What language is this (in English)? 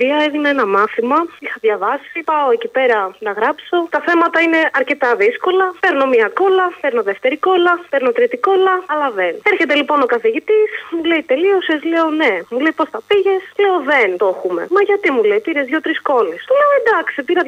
Greek